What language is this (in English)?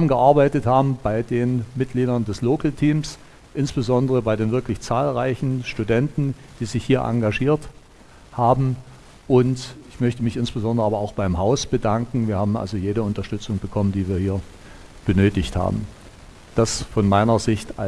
German